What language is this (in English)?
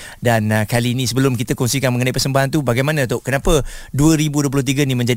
Malay